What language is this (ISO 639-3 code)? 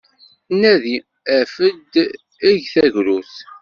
kab